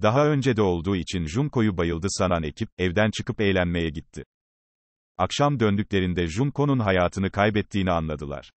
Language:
Turkish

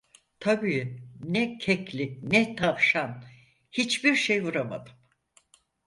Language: Turkish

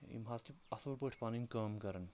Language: Kashmiri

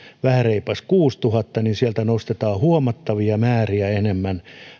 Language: Finnish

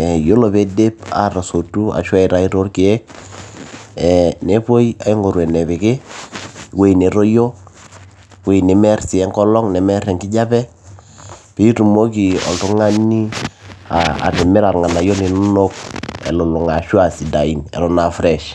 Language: Masai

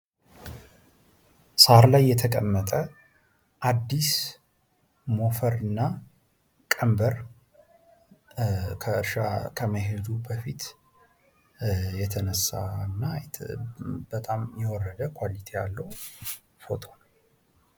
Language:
Amharic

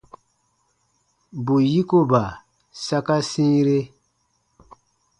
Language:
Baatonum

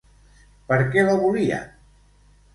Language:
Catalan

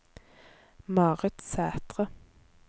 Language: Norwegian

